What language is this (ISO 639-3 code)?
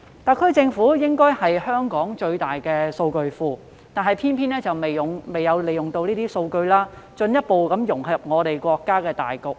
yue